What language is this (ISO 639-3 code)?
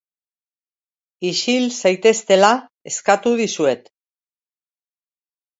eus